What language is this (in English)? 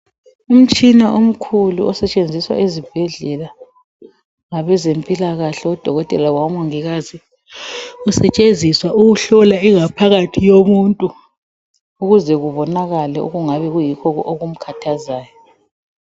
North Ndebele